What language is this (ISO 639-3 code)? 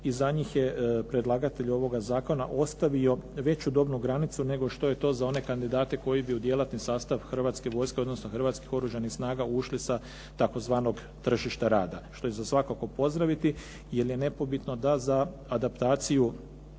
hrv